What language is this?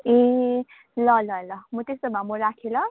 Nepali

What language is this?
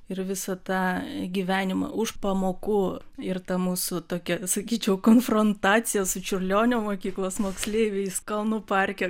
Lithuanian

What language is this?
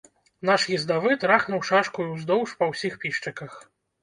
Belarusian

